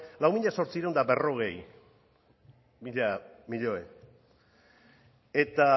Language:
Basque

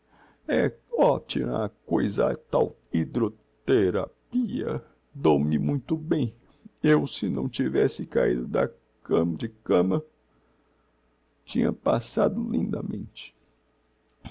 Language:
Portuguese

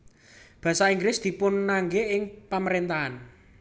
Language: Javanese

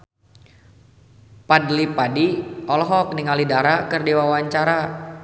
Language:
Sundanese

